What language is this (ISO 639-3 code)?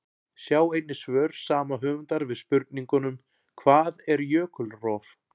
isl